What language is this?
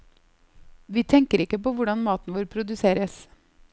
Norwegian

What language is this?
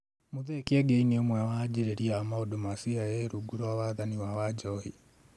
Kikuyu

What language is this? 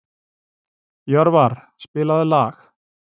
Icelandic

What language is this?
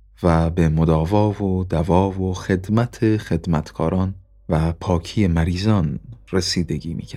Persian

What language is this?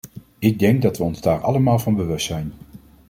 Dutch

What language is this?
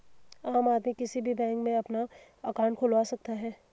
Hindi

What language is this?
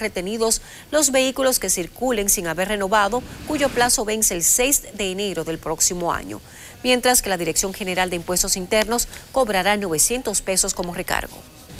Spanish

